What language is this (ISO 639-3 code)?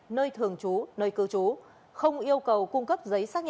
vie